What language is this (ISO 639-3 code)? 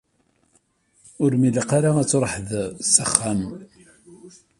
kab